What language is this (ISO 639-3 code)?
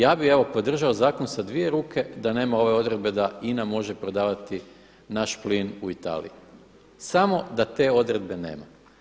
hrv